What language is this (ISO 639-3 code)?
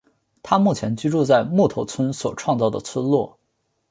zho